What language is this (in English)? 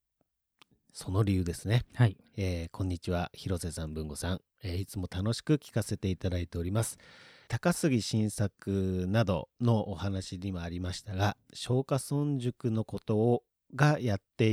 Japanese